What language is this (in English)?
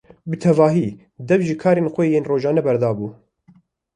Kurdish